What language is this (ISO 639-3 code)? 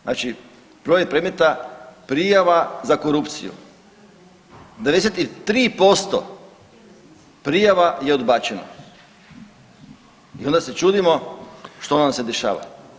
hrv